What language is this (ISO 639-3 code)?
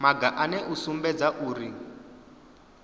ven